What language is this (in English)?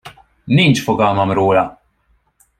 Hungarian